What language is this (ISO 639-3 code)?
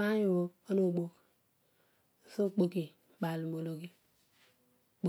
odu